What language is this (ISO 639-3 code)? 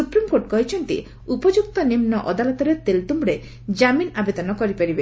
ori